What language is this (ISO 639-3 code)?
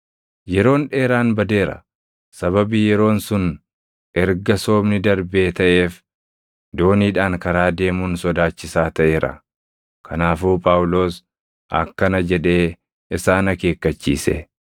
orm